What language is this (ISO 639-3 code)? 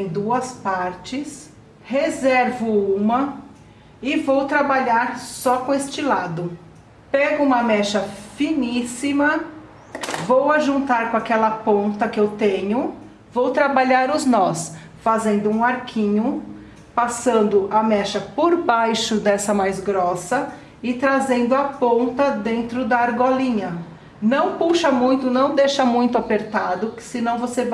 por